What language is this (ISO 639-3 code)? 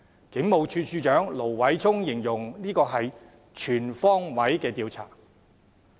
yue